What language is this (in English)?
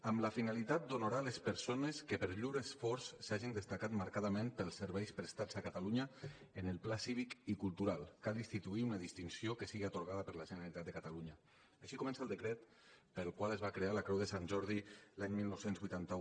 Catalan